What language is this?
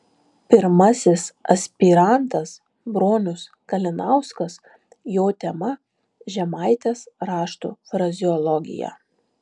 Lithuanian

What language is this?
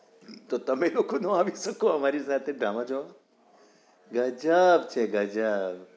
Gujarati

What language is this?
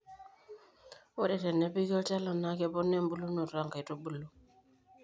Masai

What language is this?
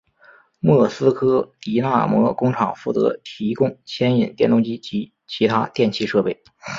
Chinese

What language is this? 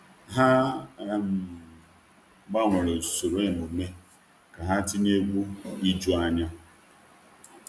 Igbo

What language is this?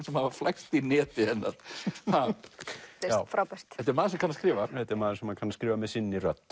Icelandic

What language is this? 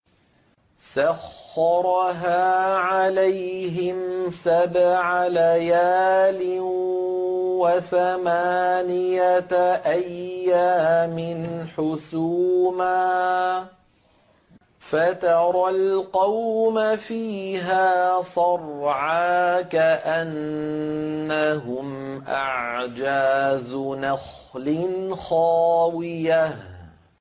Arabic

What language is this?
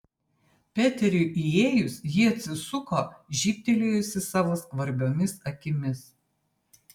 Lithuanian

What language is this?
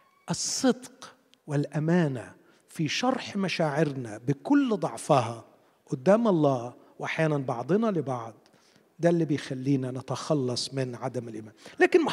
Arabic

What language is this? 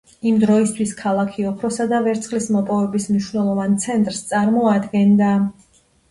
Georgian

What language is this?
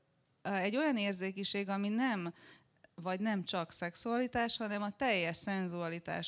Hungarian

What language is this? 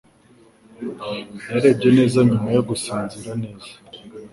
Kinyarwanda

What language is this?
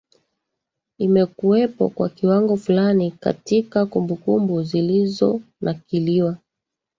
Swahili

